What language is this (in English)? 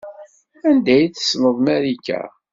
Kabyle